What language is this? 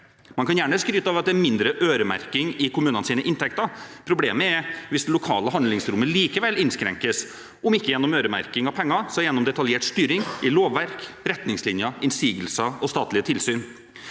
Norwegian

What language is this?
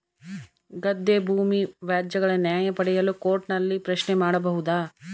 Kannada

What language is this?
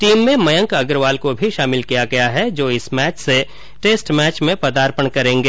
Hindi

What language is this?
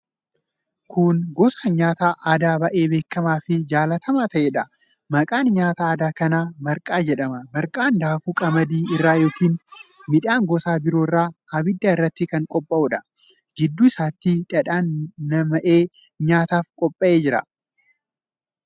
Oromo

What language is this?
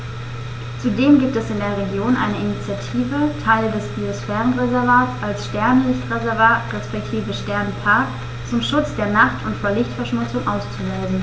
German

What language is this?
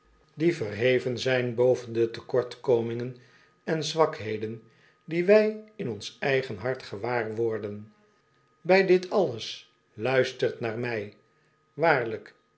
Dutch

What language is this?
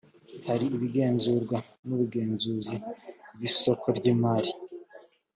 Kinyarwanda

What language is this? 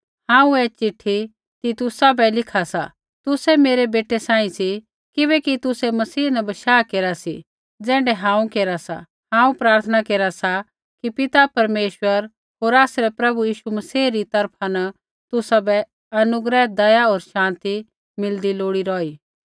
Kullu Pahari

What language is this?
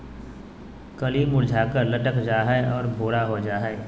Magahi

